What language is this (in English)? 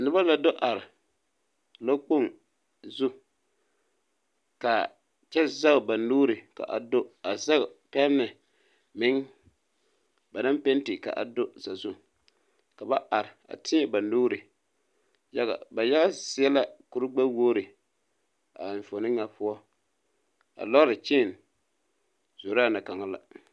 Southern Dagaare